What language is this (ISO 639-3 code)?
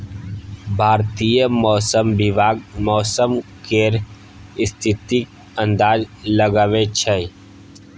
mai